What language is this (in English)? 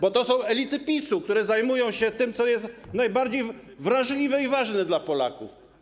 Polish